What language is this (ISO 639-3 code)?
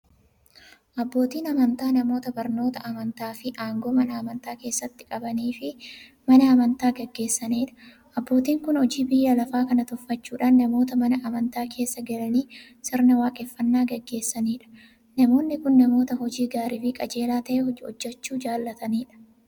orm